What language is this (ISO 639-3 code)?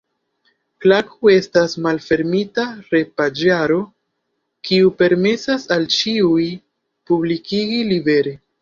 epo